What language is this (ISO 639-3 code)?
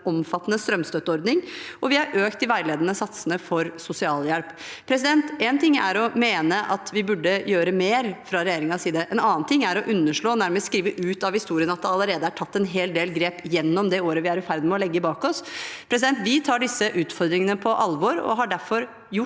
nor